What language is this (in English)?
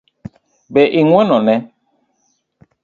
Luo (Kenya and Tanzania)